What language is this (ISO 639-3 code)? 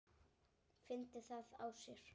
isl